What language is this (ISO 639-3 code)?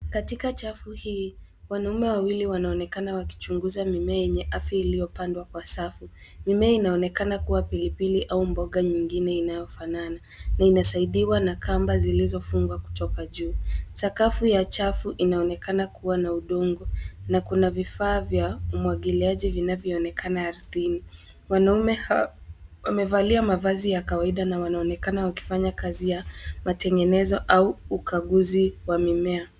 swa